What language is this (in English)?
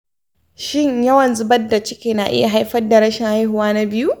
Hausa